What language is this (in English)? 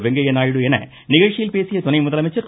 Tamil